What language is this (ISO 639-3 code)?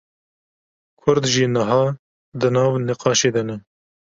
kur